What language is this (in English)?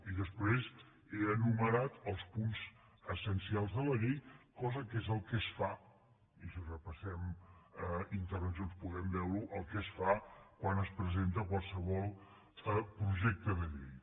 Catalan